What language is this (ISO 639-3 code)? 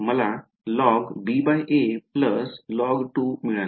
mar